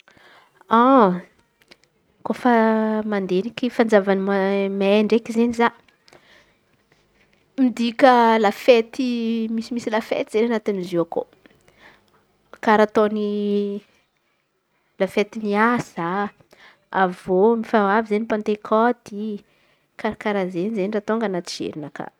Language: Antankarana Malagasy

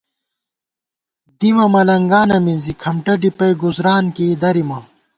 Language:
Gawar-Bati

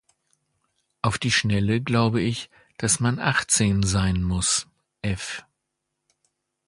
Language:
German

